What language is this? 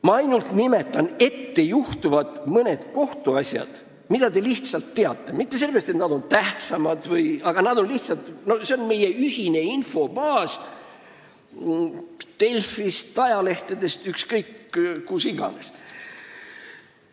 Estonian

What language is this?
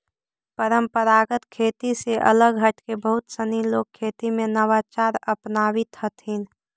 Magahi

